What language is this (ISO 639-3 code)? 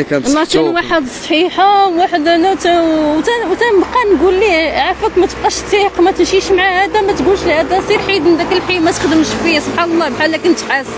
ara